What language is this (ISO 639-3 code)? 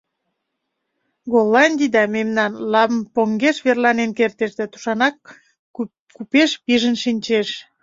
chm